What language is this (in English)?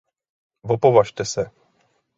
Czech